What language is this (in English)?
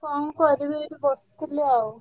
Odia